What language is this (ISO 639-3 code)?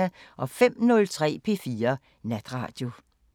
dan